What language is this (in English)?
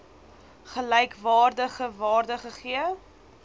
Afrikaans